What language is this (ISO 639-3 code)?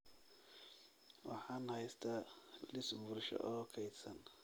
som